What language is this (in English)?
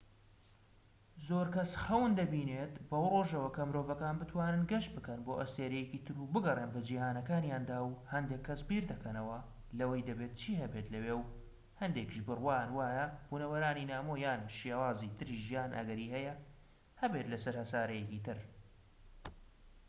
Central Kurdish